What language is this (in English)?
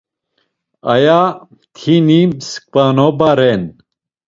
Laz